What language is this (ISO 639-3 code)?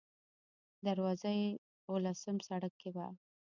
pus